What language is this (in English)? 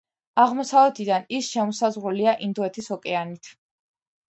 Georgian